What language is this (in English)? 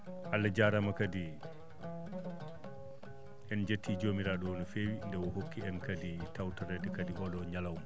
Fula